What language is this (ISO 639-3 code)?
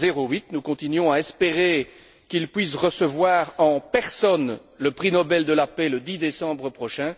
fra